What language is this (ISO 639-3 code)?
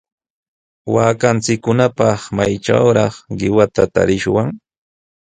qws